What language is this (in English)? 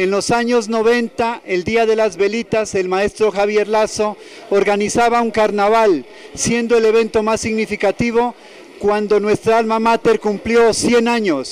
Spanish